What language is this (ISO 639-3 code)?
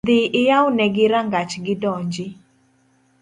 luo